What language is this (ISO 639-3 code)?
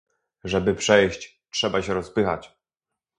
pol